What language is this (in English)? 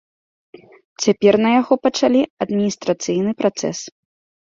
Belarusian